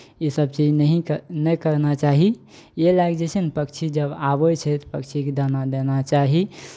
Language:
Maithili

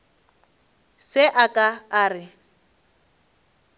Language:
Northern Sotho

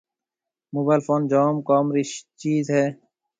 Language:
Marwari (Pakistan)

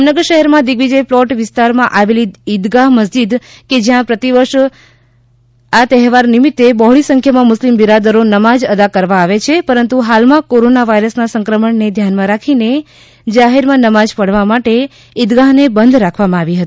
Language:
Gujarati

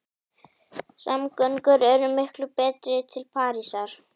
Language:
Icelandic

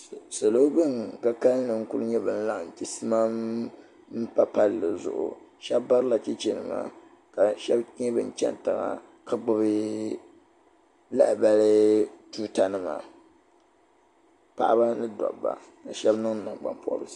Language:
Dagbani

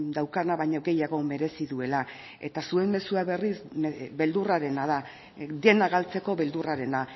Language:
Basque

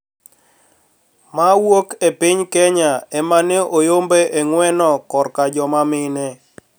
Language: Luo (Kenya and Tanzania)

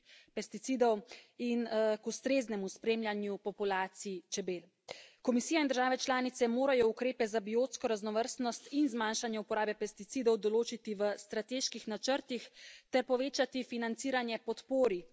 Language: Slovenian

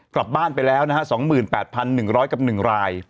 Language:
Thai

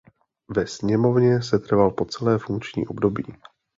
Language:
Czech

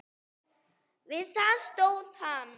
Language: Icelandic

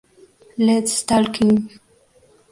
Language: Spanish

